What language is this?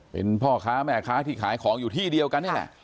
Thai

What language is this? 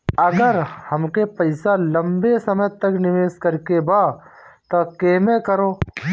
Bhojpuri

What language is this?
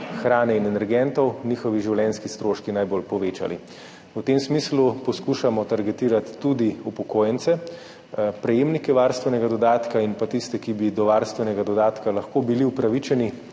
Slovenian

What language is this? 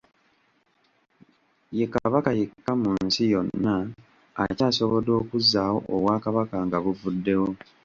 Ganda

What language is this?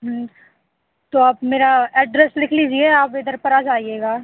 Hindi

